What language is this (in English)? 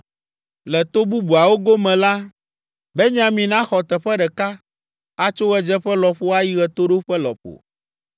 Ewe